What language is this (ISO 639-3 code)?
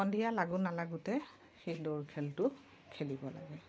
asm